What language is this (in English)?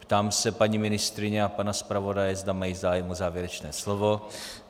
Czech